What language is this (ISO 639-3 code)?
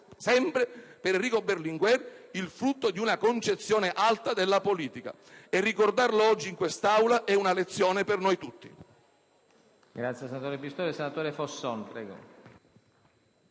ita